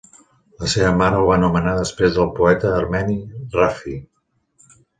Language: Catalan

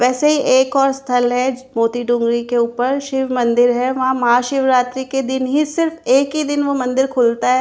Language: Hindi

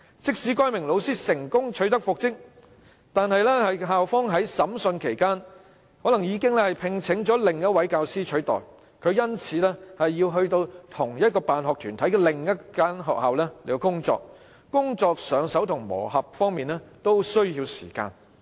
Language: Cantonese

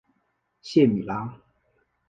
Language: Chinese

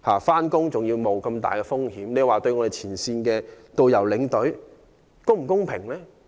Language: Cantonese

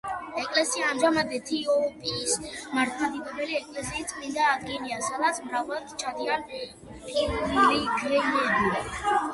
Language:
Georgian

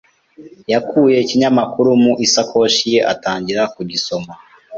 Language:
Kinyarwanda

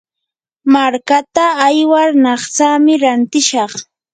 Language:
Yanahuanca Pasco Quechua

